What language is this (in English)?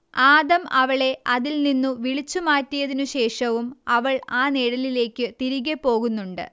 Malayalam